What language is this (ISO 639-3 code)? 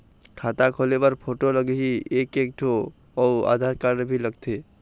hne